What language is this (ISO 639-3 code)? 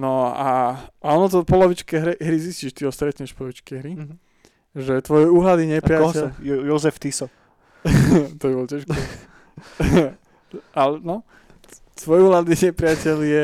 slk